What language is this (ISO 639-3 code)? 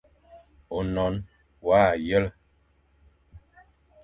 fan